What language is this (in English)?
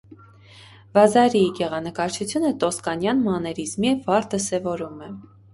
Armenian